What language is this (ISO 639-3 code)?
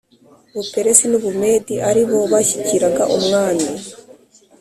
kin